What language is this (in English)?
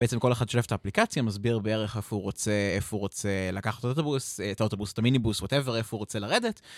Hebrew